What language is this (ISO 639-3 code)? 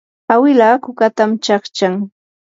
qur